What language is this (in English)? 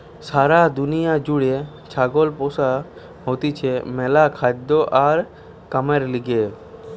Bangla